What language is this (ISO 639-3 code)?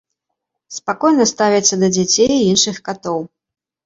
bel